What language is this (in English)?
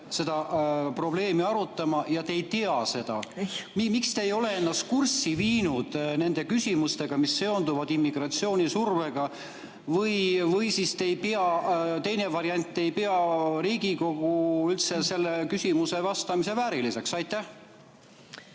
Estonian